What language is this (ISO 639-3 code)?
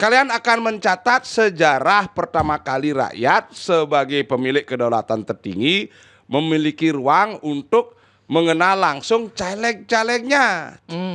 ind